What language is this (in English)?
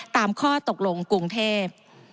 Thai